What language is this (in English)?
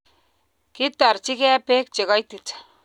Kalenjin